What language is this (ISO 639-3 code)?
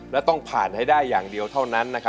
tha